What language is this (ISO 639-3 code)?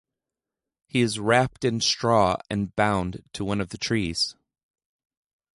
eng